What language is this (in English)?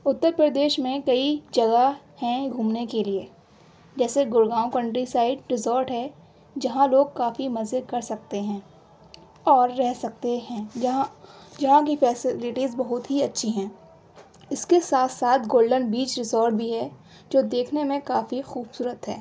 Urdu